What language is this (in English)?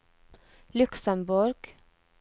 Norwegian